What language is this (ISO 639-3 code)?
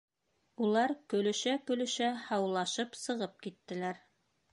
bak